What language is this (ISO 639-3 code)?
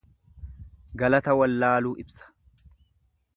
orm